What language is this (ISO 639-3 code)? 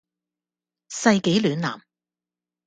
yue